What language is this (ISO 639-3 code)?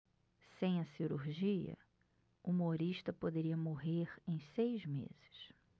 por